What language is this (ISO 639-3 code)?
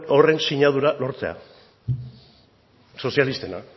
eus